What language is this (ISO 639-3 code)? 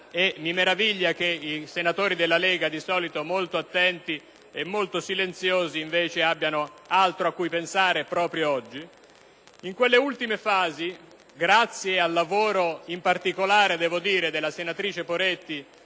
ita